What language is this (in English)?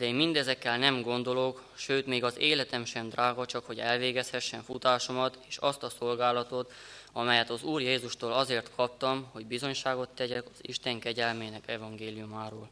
Hungarian